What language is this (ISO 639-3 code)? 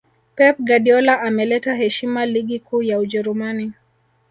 swa